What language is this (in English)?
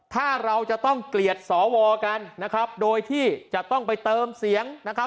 Thai